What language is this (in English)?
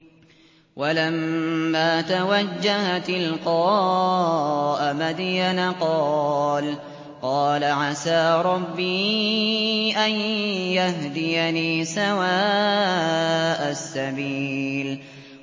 Arabic